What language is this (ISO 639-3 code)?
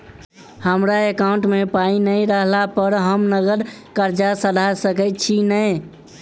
mai